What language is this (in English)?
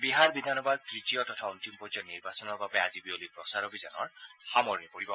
Assamese